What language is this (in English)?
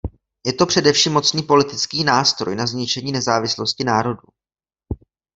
Czech